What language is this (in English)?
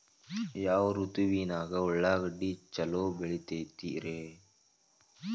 Kannada